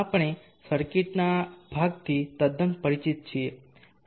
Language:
Gujarati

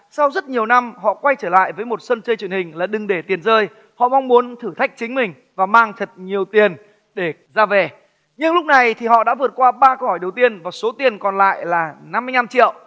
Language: Vietnamese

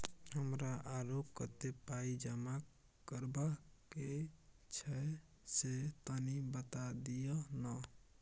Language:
Maithili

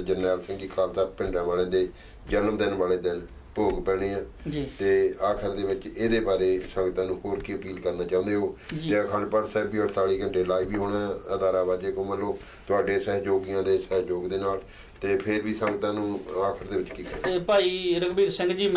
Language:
Korean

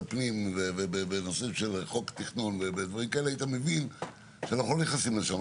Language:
Hebrew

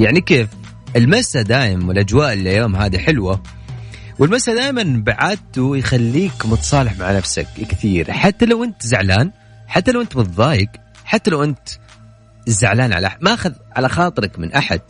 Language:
Arabic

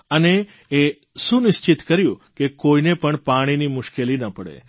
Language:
Gujarati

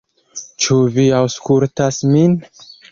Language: Esperanto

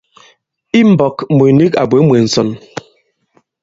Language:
Bankon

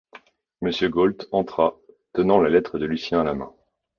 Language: French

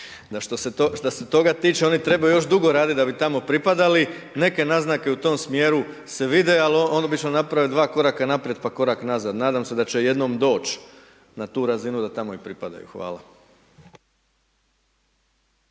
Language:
Croatian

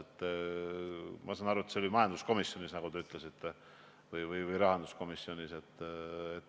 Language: Estonian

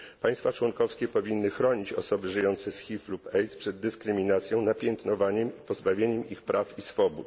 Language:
Polish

